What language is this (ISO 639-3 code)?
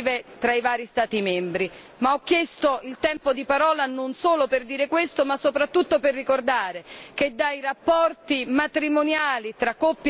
ita